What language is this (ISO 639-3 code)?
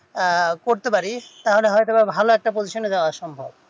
ben